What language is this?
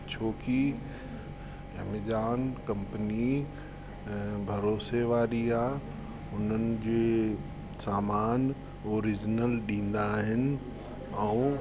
Sindhi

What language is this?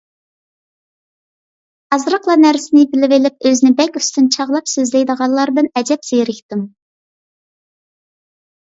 Uyghur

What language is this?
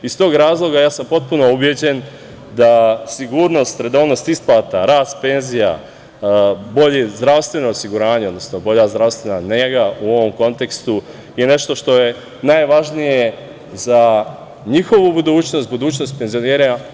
Serbian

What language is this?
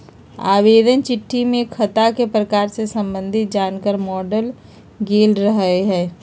Magahi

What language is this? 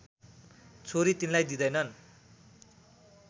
Nepali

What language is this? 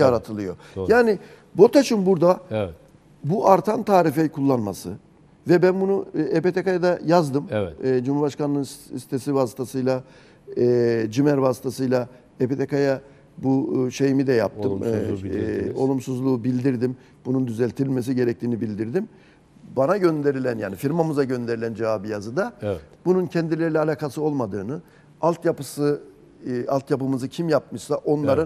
Turkish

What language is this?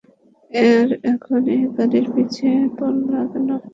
Bangla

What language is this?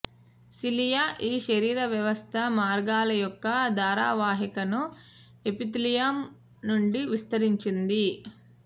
Telugu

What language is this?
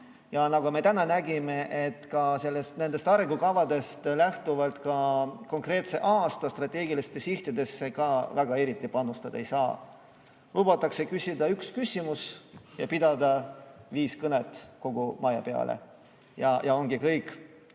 Estonian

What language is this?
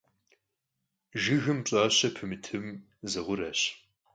Kabardian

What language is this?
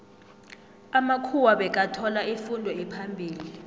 South Ndebele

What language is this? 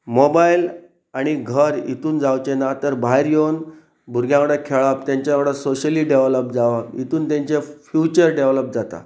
Konkani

